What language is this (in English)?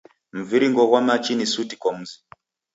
Taita